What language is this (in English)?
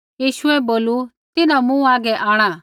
Kullu Pahari